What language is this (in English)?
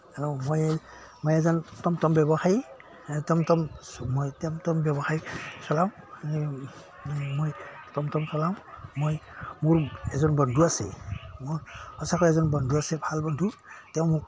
Assamese